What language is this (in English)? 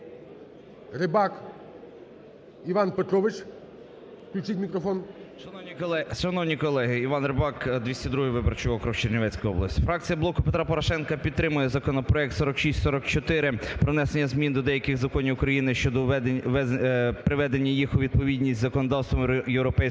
Ukrainian